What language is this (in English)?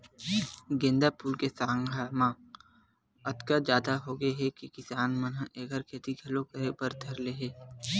Chhattisgarhi